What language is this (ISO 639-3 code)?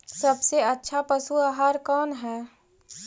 mag